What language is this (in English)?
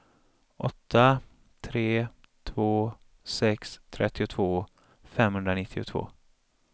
Swedish